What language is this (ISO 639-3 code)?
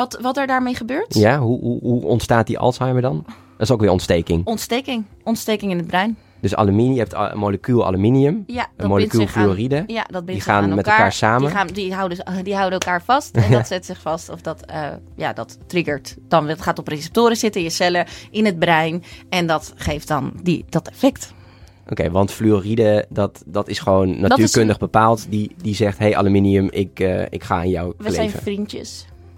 nld